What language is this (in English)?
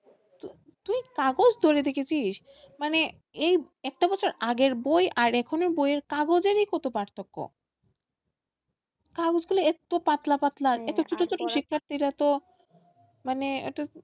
Bangla